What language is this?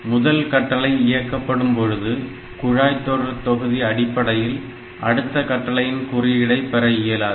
Tamil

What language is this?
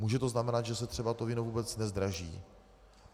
Czech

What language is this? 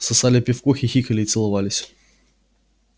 Russian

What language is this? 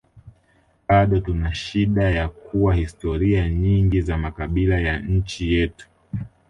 Swahili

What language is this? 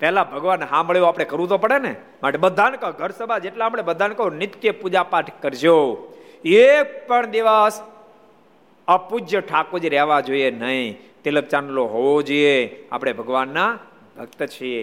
Gujarati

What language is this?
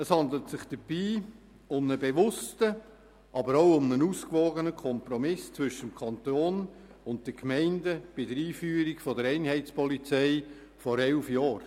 Swiss German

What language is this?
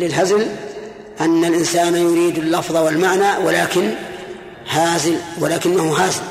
Arabic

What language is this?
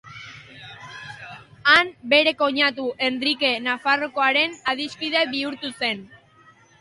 Basque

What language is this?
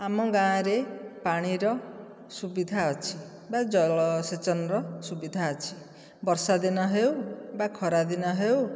Odia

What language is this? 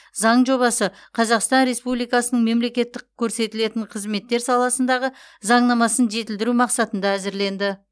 Kazakh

